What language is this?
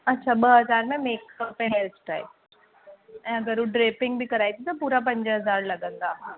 Sindhi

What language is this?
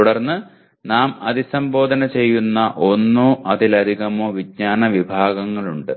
Malayalam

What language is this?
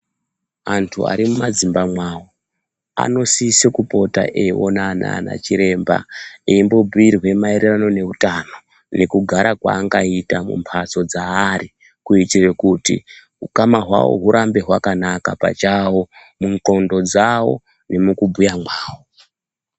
Ndau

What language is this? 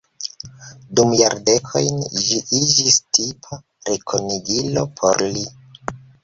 Esperanto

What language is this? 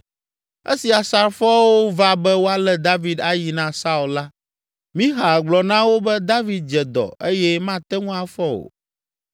Ewe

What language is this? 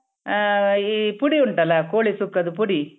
Kannada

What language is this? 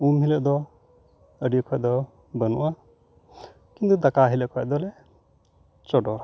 Santali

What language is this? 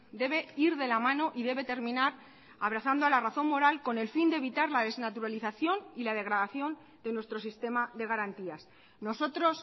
Spanish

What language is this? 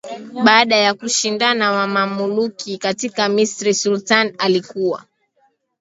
Swahili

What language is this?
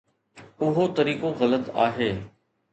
Sindhi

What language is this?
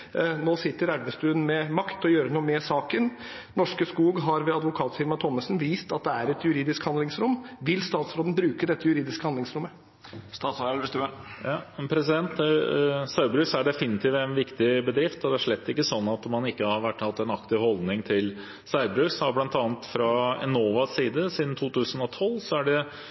Norwegian Bokmål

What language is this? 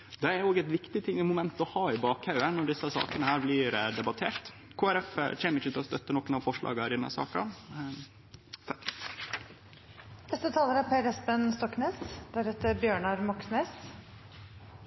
Norwegian Nynorsk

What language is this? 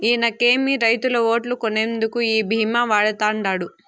Telugu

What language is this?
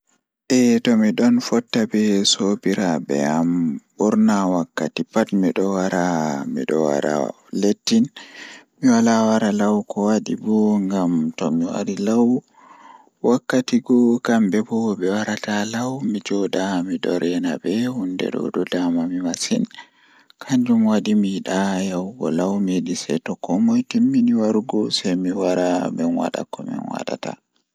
Fula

